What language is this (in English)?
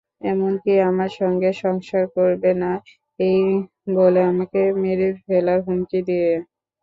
Bangla